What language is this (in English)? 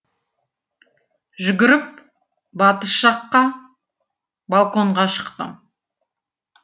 Kazakh